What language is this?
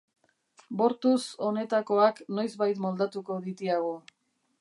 Basque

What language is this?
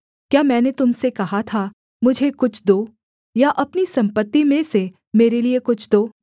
Hindi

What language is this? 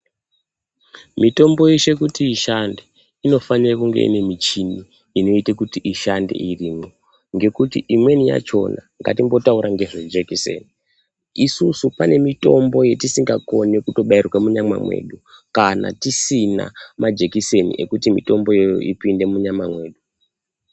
Ndau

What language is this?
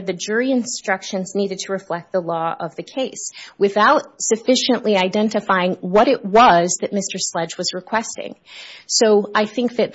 English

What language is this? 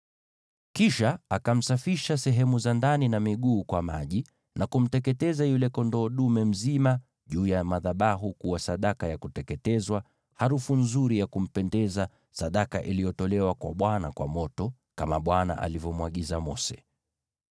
Swahili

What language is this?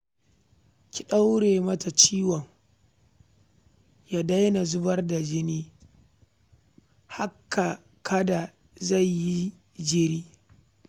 Hausa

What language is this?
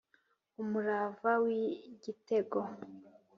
Kinyarwanda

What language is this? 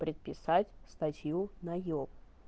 Russian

